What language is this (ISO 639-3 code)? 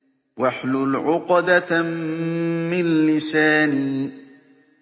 ara